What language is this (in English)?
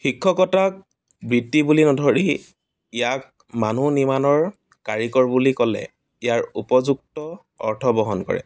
Assamese